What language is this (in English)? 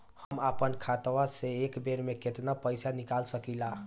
Bhojpuri